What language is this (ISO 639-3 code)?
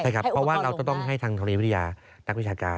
tha